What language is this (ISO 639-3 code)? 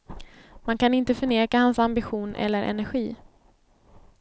swe